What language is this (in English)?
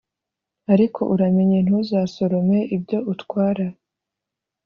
Kinyarwanda